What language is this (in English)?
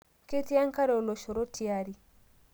Masai